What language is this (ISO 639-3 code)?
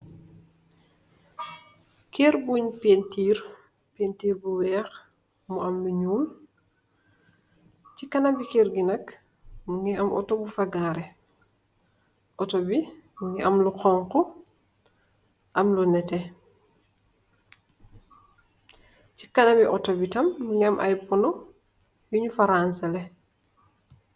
wol